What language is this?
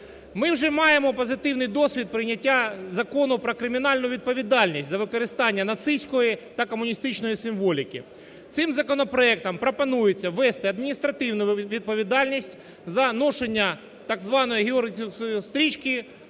Ukrainian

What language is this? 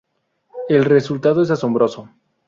Spanish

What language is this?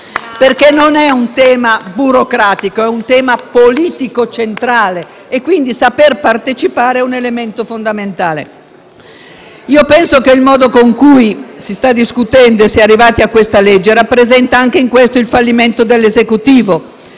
Italian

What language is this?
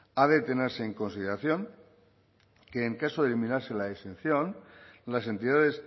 Spanish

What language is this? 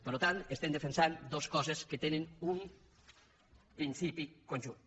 Catalan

